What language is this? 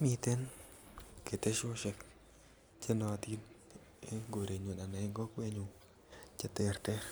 Kalenjin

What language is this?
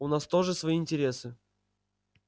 Russian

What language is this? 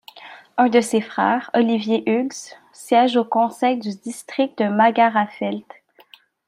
French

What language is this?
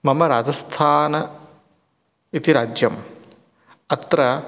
Sanskrit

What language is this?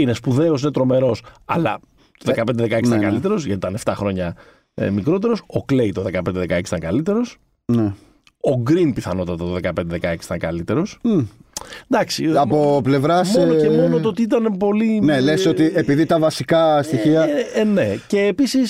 Greek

